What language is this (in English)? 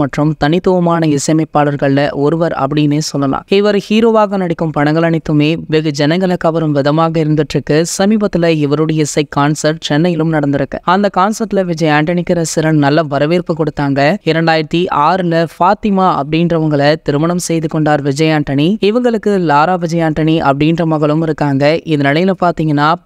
Arabic